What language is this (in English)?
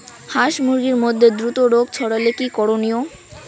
Bangla